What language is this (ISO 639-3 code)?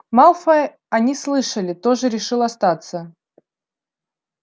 rus